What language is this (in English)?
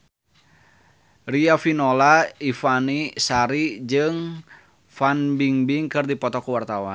Sundanese